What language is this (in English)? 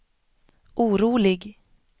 Swedish